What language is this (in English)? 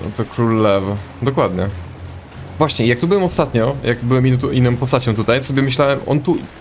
Polish